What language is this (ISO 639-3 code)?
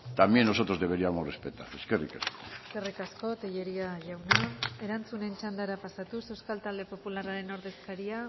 eus